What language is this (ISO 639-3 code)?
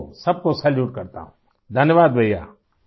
urd